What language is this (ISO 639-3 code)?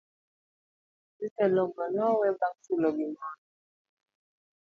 luo